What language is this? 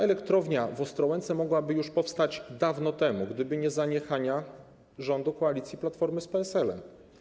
Polish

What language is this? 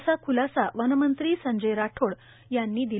Marathi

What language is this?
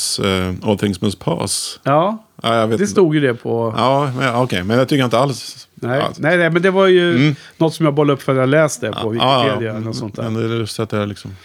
Swedish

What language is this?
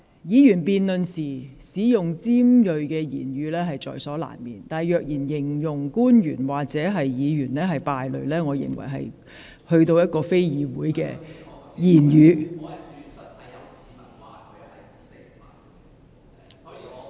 Cantonese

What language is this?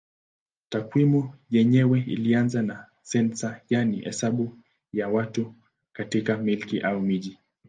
Swahili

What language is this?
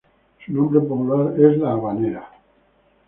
Spanish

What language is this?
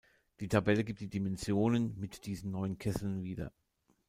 German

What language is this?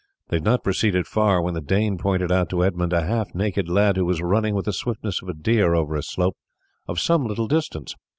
English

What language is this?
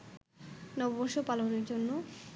Bangla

